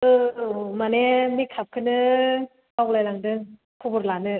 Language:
Bodo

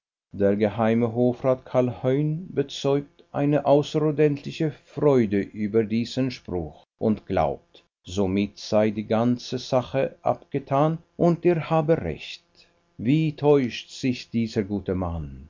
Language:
German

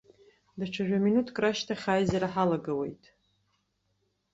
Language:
Abkhazian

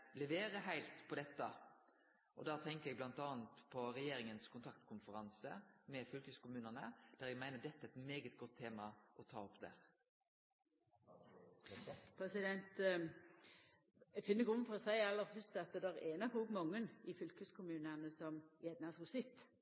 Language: Norwegian Nynorsk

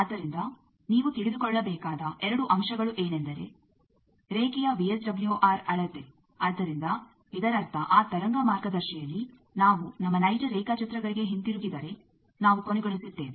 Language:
Kannada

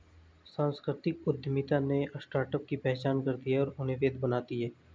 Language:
Hindi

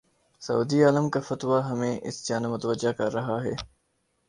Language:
Urdu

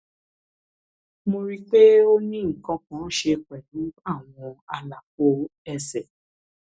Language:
Yoruba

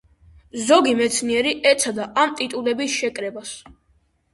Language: Georgian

